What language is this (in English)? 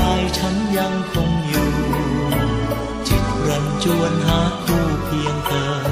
Thai